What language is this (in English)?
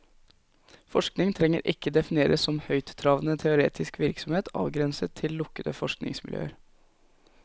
Norwegian